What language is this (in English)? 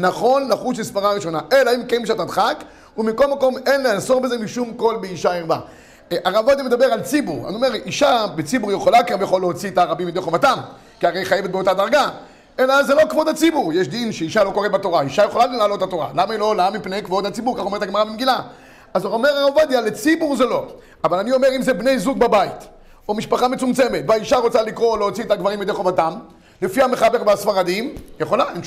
Hebrew